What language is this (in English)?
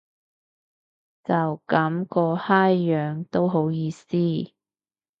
Cantonese